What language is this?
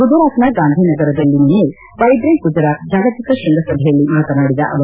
Kannada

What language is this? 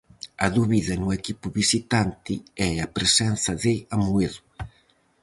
Galician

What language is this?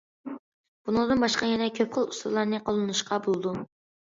Uyghur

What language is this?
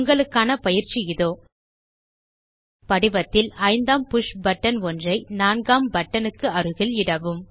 Tamil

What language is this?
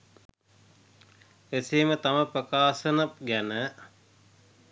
Sinhala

